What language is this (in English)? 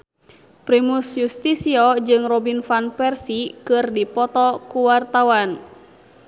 Sundanese